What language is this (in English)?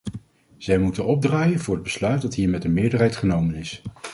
Dutch